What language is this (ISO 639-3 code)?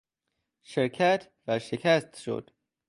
fas